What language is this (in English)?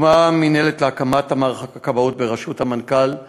Hebrew